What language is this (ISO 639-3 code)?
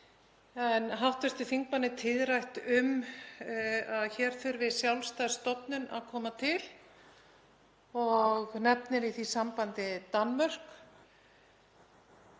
isl